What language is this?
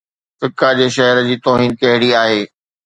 Sindhi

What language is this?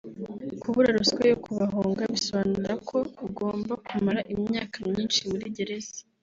Kinyarwanda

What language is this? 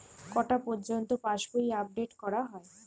Bangla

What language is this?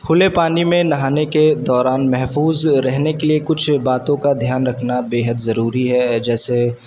Urdu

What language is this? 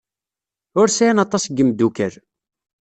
Kabyle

